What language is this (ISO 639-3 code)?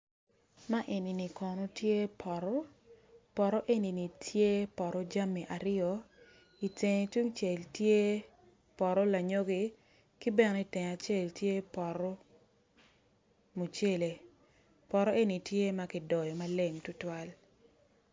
ach